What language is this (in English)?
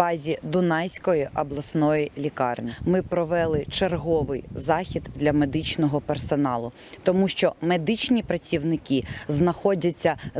Ukrainian